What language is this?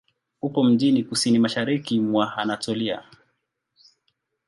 Swahili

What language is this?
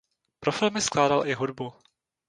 Czech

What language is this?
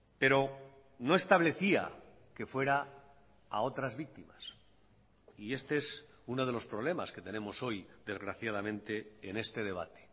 Spanish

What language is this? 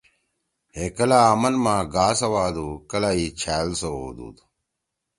Torwali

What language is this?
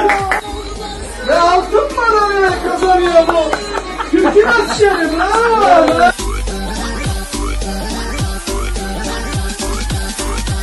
Polish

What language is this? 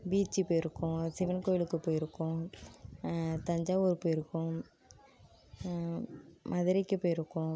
Tamil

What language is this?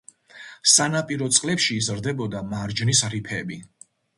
Georgian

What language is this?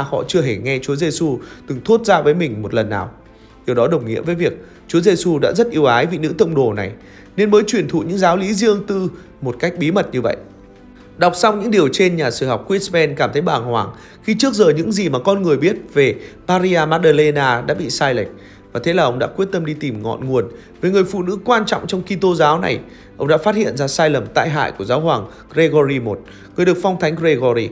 Vietnamese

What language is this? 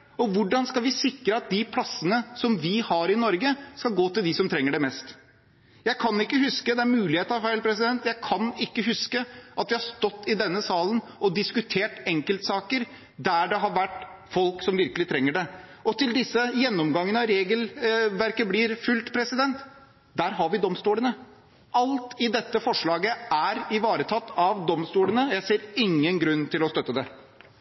Norwegian Bokmål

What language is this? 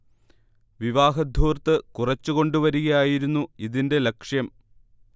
Malayalam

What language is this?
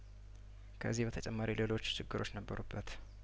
Amharic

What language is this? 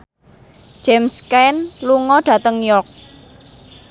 Javanese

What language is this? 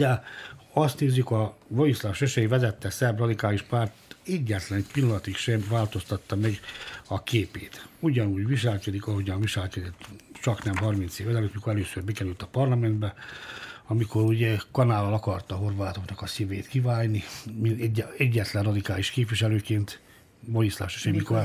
Hungarian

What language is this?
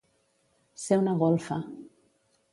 Catalan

